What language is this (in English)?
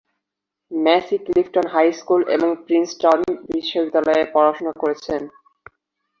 Bangla